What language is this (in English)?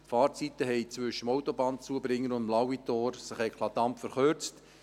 Swiss German